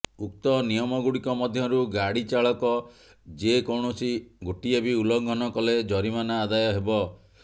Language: Odia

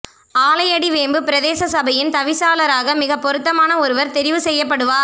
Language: Tamil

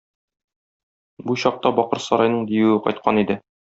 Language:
Tatar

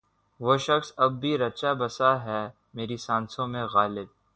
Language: Urdu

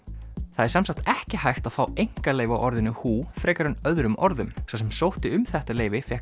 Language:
Icelandic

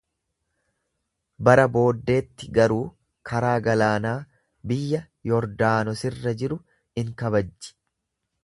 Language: Oromo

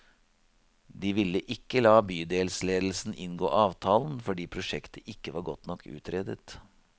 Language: Norwegian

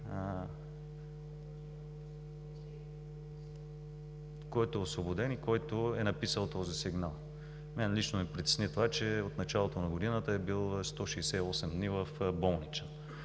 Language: Bulgarian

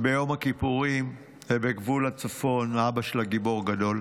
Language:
Hebrew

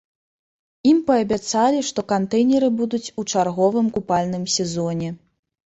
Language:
Belarusian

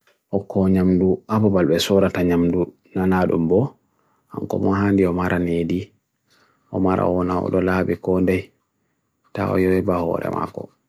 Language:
Bagirmi Fulfulde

